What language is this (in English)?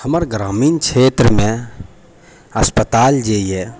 Maithili